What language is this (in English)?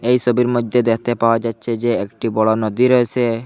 Bangla